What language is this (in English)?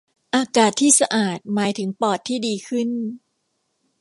Thai